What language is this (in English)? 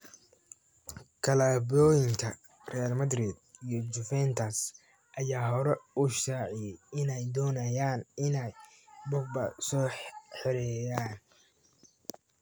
Somali